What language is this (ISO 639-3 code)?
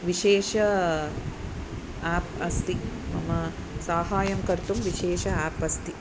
san